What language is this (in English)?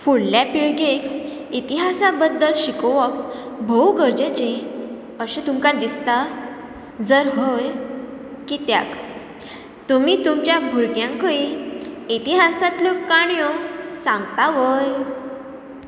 Konkani